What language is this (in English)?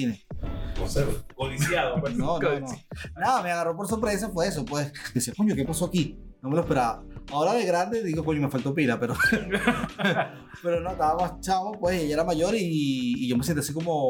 Spanish